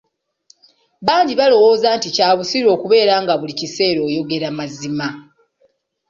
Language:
Ganda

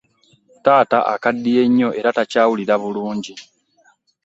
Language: Ganda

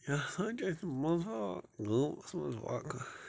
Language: Kashmiri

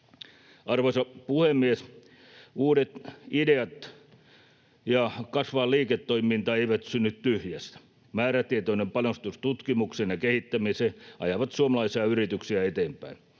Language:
Finnish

